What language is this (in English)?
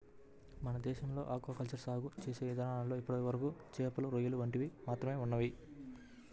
Telugu